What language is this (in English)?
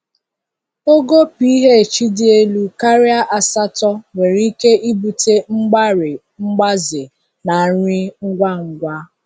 Igbo